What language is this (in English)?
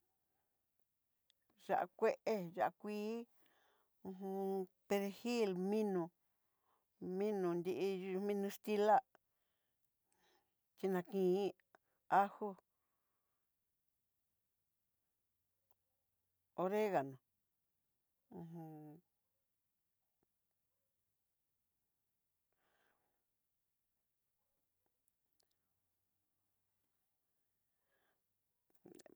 Southeastern Nochixtlán Mixtec